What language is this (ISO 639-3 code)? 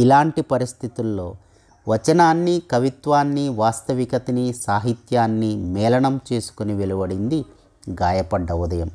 tel